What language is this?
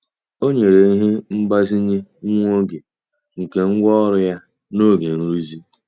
Igbo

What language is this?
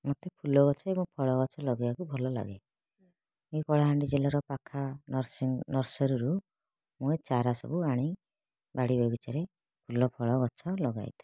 Odia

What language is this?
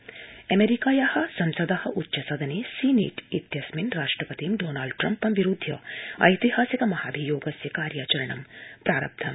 Sanskrit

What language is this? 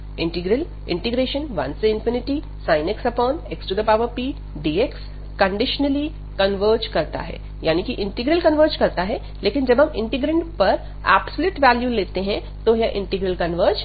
Hindi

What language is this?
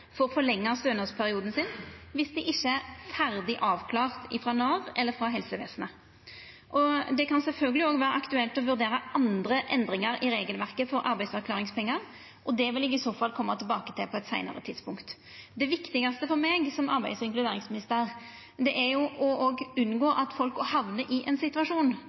Norwegian Nynorsk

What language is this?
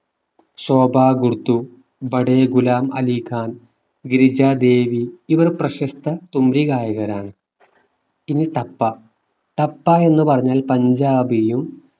Malayalam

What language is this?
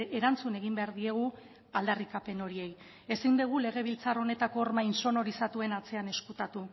Basque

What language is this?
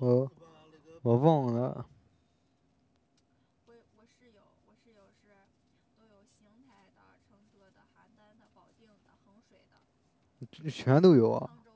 Chinese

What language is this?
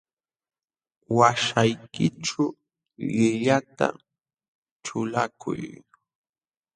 Jauja Wanca Quechua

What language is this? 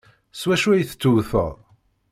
Kabyle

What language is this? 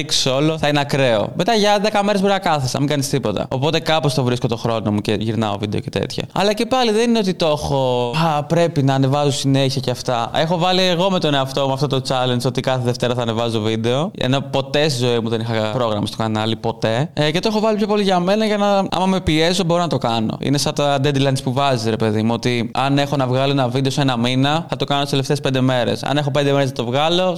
Greek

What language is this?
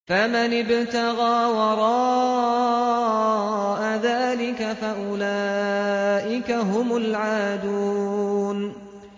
Arabic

